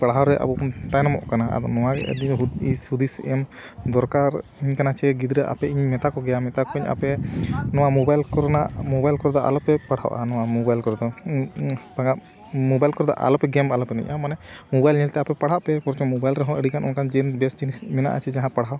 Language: Santali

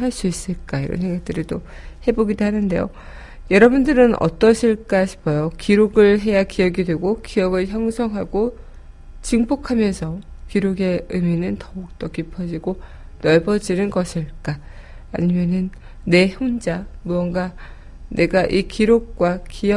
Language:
Korean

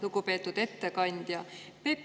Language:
Estonian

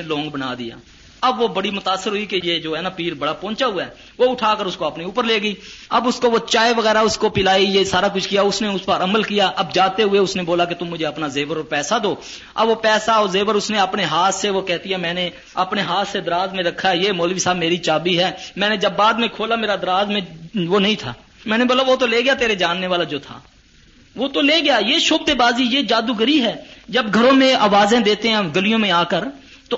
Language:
Urdu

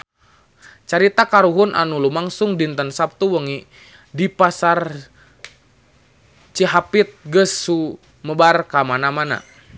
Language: Sundanese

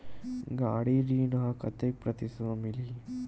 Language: Chhattisgarhi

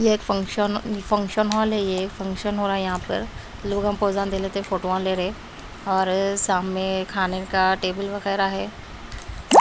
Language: Hindi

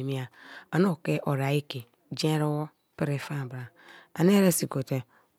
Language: Kalabari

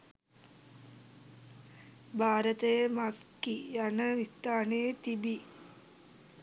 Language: Sinhala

